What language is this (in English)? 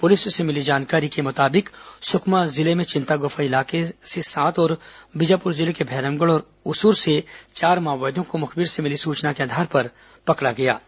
Hindi